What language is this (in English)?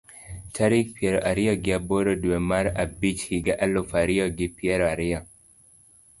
Luo (Kenya and Tanzania)